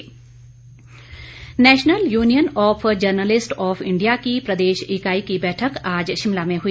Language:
Hindi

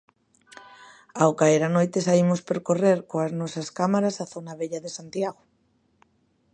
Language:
Galician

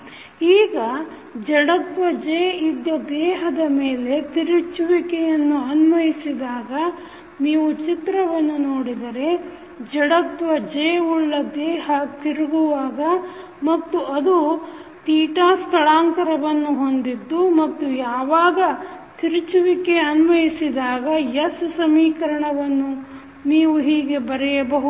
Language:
Kannada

